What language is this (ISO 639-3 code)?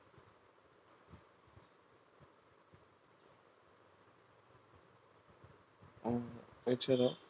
ben